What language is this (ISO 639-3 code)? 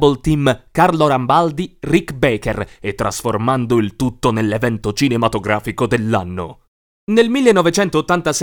ita